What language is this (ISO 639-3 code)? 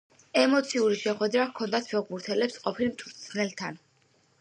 kat